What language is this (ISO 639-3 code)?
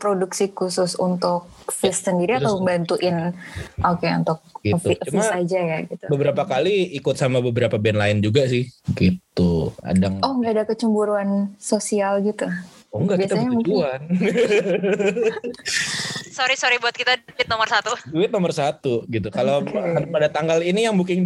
ind